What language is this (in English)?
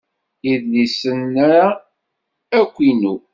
Kabyle